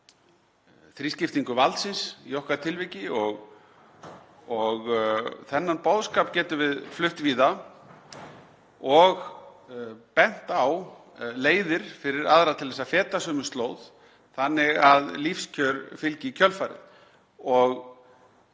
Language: Icelandic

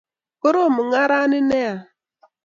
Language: Kalenjin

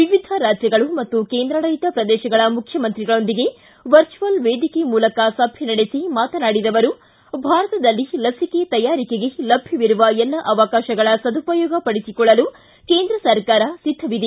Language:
Kannada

